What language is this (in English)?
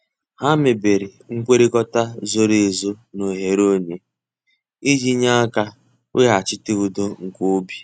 Igbo